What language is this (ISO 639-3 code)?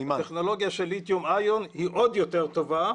heb